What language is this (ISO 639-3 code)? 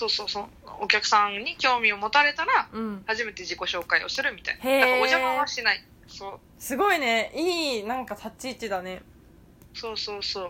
jpn